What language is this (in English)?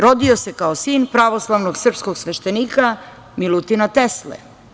Serbian